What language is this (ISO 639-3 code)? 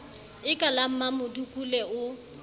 sot